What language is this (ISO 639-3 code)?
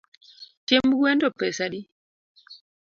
luo